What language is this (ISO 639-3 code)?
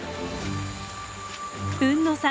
jpn